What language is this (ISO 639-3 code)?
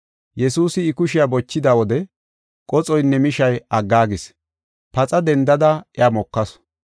gof